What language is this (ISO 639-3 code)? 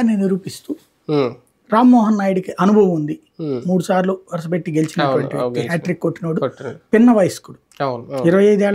tel